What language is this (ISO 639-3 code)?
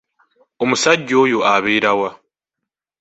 lug